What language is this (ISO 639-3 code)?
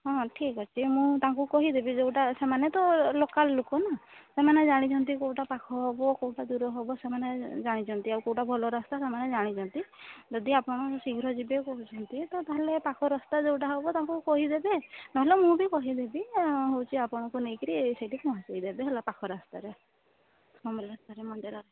ori